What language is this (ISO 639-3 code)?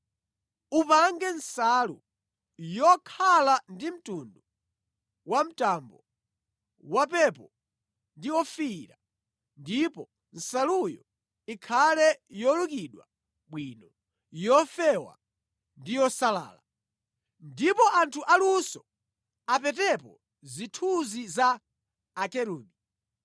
nya